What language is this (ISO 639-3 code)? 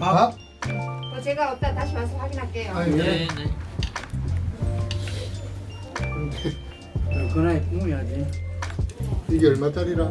kor